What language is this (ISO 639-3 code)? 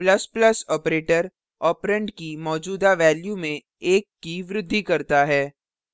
hin